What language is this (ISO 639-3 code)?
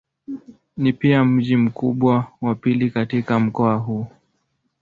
swa